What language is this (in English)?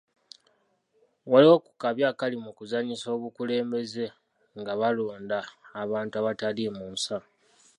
Ganda